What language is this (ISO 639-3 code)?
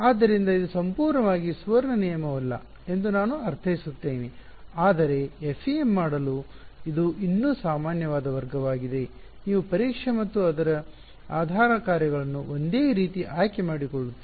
kan